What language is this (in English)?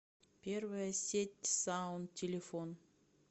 Russian